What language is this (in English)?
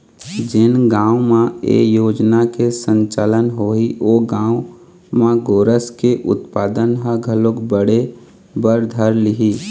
Chhattisgarhi